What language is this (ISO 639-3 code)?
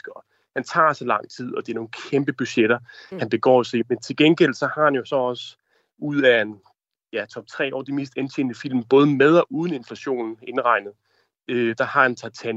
dan